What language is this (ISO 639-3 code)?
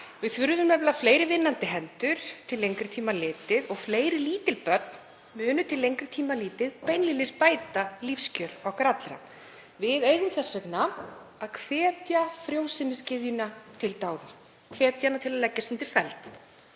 isl